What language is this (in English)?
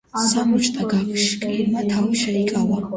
Georgian